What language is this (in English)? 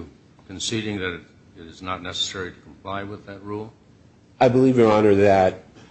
English